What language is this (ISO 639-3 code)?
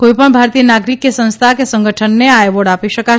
guj